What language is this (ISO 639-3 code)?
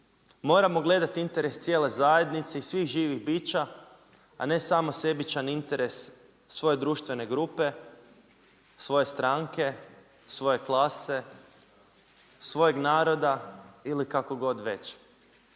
hrv